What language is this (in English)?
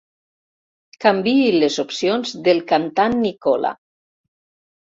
Catalan